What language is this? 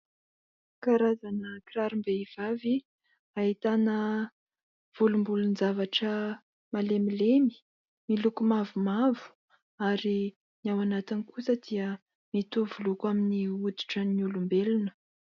Malagasy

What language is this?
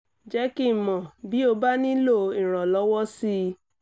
Yoruba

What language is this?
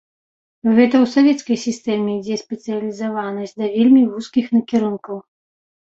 Belarusian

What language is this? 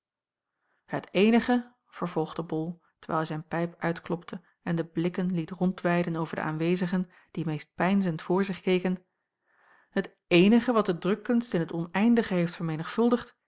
Dutch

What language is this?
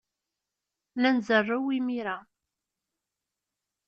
Kabyle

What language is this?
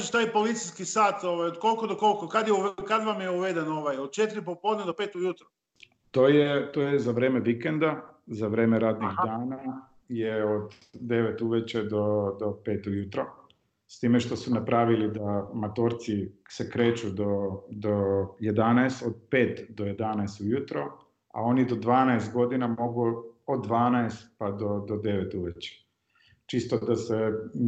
Croatian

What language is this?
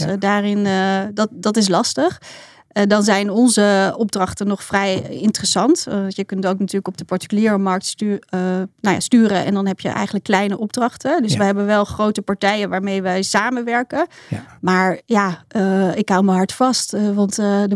Dutch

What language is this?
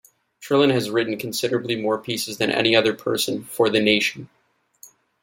English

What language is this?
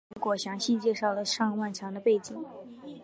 Chinese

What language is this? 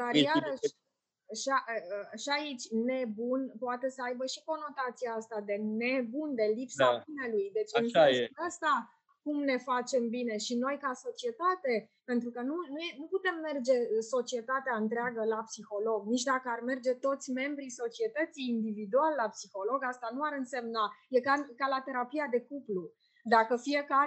Romanian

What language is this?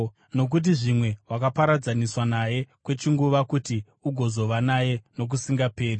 Shona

